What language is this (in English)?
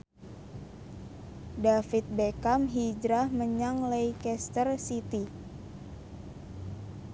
Javanese